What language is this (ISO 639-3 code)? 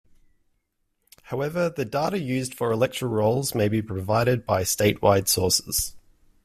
eng